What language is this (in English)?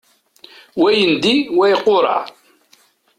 Kabyle